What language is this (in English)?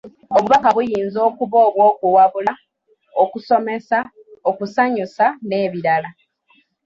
Ganda